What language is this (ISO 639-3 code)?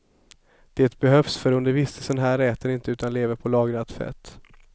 swe